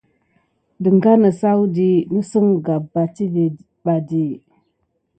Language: Gidar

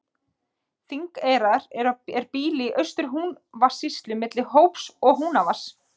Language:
Icelandic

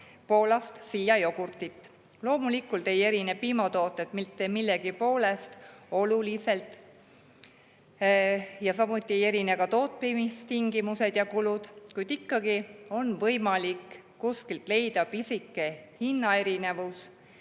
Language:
Estonian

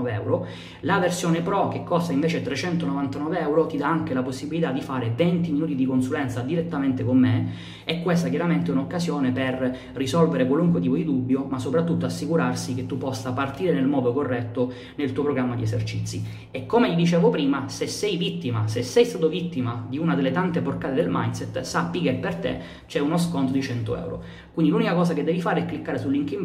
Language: Italian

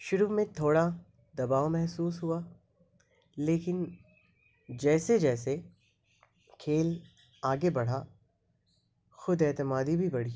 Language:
Urdu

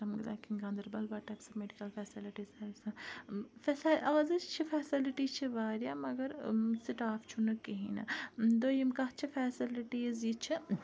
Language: Kashmiri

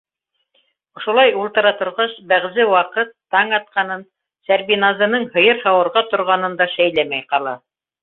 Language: Bashkir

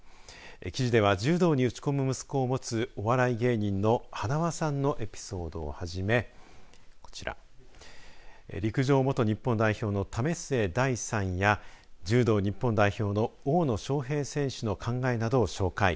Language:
Japanese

